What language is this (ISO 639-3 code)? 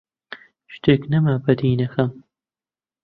ckb